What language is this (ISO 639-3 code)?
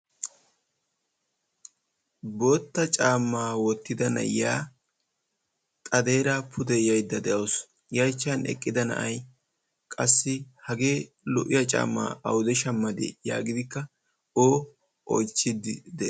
wal